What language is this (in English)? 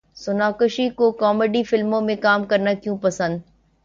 Urdu